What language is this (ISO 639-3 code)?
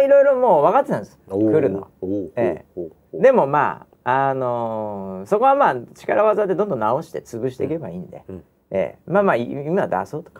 jpn